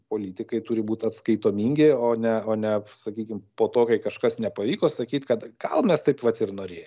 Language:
Lithuanian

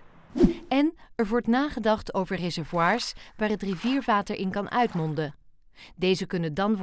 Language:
Dutch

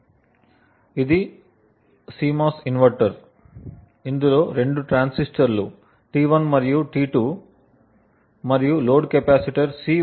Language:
Telugu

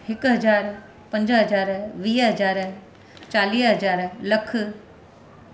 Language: Sindhi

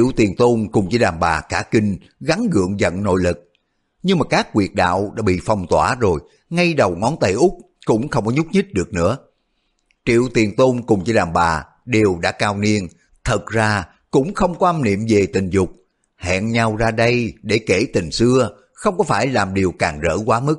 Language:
Vietnamese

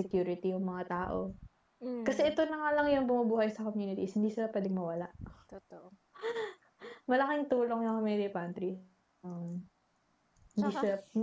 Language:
Filipino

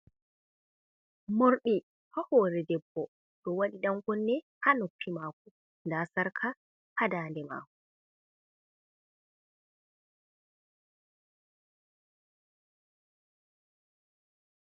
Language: Fula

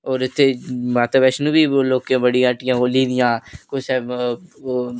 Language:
Dogri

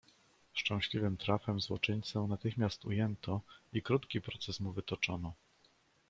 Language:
Polish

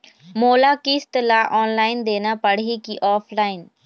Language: Chhattisgarhi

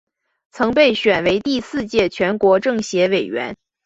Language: Chinese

